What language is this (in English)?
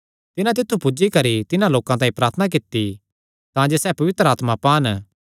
Kangri